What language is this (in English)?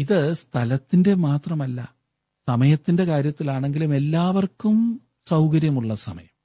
Malayalam